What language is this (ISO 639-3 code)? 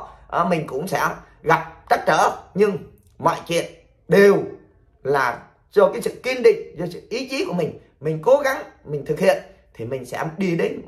vie